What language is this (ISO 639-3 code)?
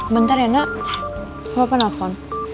ind